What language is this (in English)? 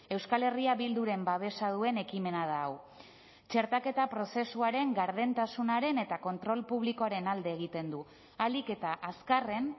Basque